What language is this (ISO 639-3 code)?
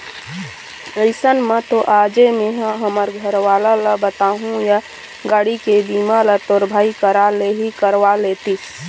hne